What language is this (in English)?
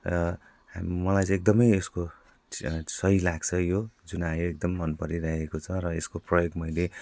Nepali